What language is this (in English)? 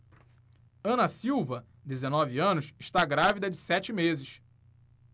Portuguese